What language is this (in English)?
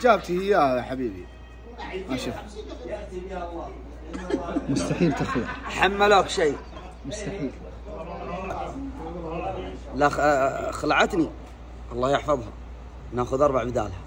Arabic